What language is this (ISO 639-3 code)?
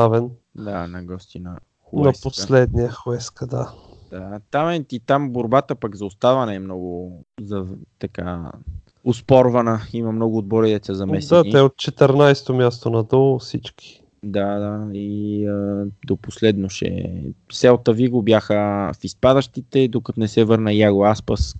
bul